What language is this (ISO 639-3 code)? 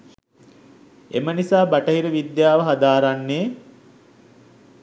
sin